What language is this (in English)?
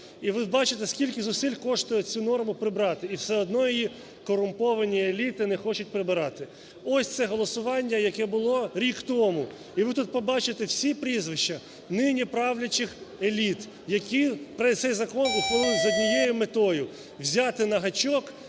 Ukrainian